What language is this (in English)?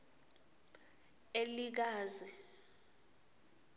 Swati